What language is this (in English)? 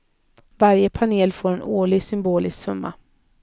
Swedish